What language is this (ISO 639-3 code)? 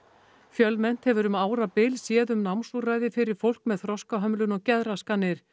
isl